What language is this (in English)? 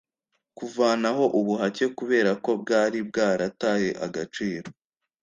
Kinyarwanda